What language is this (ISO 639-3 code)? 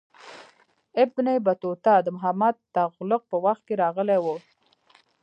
pus